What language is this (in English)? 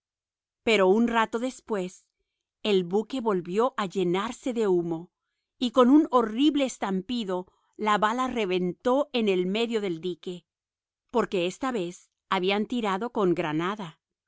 Spanish